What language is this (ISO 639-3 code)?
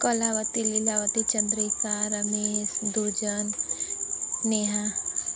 hin